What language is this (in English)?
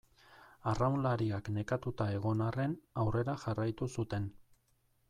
Basque